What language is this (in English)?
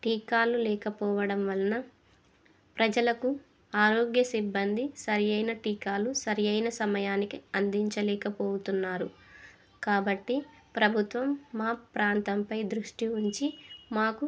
Telugu